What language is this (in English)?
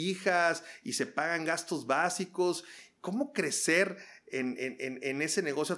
Spanish